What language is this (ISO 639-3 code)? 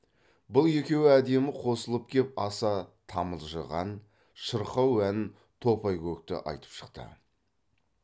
kaz